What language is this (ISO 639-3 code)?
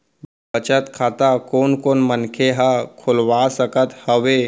hne